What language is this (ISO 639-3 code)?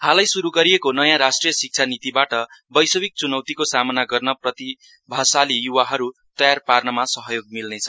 nep